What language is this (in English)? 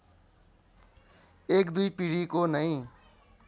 Nepali